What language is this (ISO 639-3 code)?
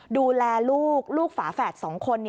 tha